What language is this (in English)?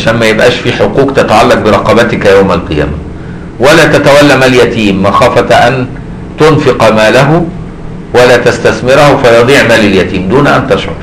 Arabic